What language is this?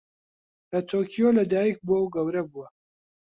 Central Kurdish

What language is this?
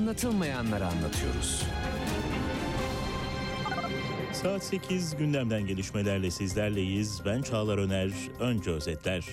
Turkish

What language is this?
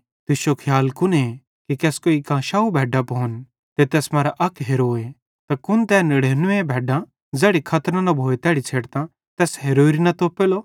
Bhadrawahi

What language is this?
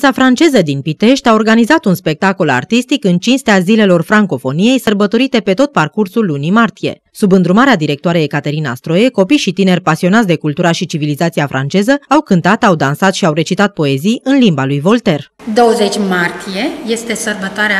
Romanian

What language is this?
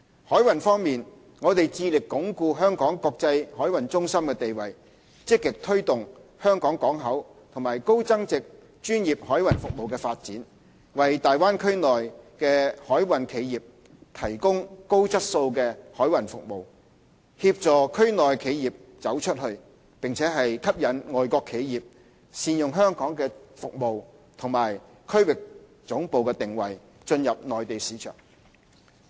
Cantonese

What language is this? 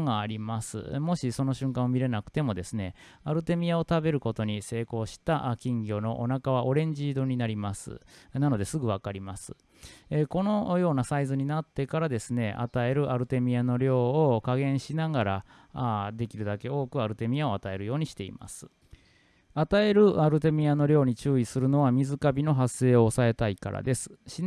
Japanese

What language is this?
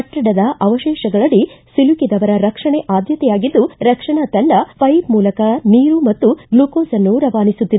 Kannada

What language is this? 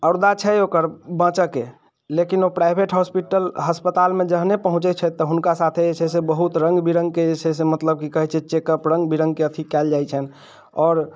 Maithili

